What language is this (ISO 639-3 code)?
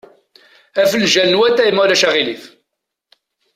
kab